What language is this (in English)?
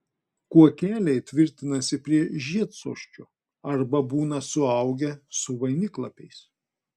Lithuanian